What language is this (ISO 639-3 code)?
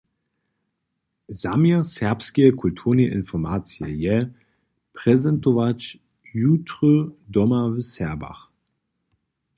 hsb